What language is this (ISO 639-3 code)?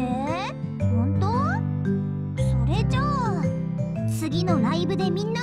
jpn